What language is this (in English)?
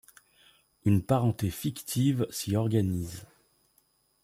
French